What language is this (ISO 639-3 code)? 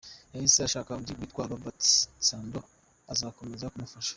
kin